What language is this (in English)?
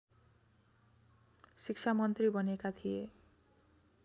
Nepali